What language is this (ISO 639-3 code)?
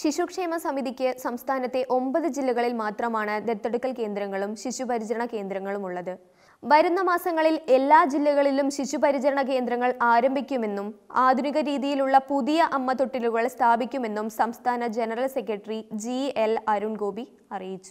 ara